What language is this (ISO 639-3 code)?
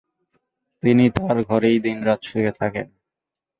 ben